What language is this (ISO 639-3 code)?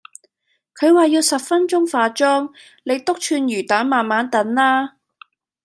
yue